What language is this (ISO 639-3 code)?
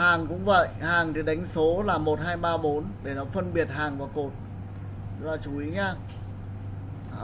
vie